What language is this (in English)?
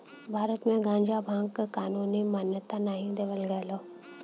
Bhojpuri